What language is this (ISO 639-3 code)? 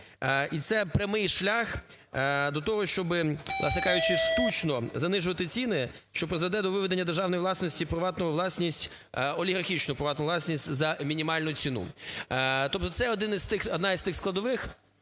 ukr